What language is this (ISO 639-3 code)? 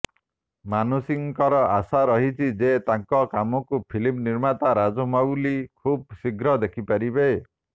ori